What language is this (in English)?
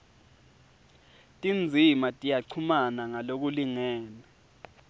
Swati